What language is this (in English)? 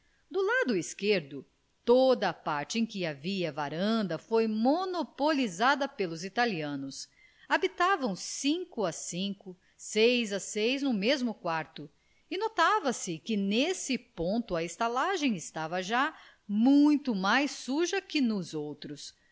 Portuguese